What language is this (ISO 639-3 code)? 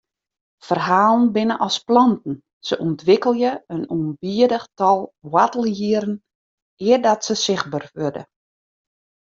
fry